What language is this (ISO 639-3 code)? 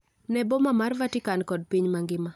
luo